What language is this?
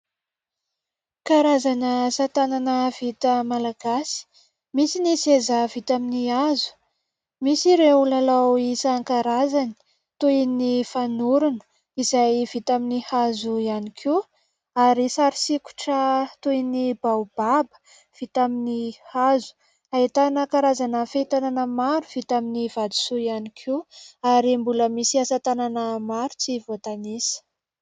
Malagasy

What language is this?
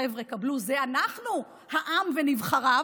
Hebrew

